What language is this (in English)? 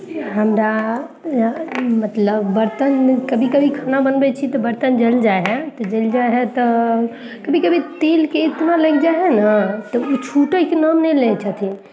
Maithili